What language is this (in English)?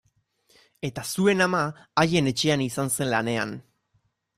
Basque